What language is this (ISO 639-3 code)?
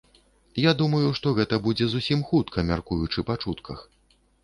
bel